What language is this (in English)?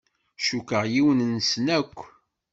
Kabyle